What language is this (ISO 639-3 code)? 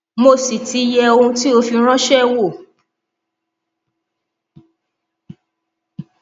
yor